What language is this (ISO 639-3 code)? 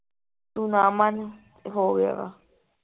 pan